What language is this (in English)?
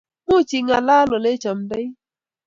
Kalenjin